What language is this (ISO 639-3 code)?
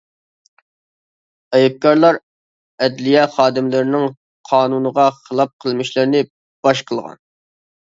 uig